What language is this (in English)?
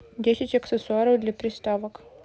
Russian